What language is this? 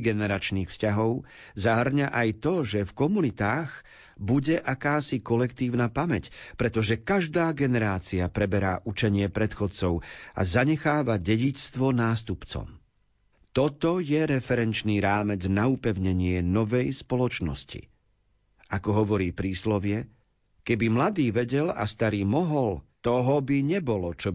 Slovak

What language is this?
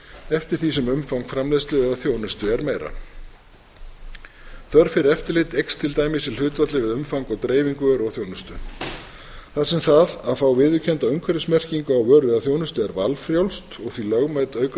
Icelandic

